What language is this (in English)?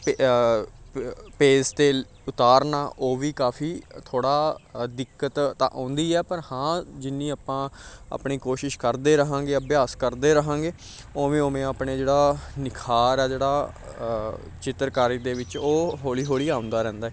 Punjabi